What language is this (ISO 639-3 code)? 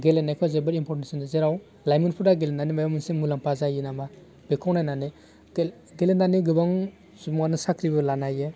brx